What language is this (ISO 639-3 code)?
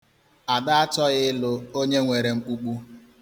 ibo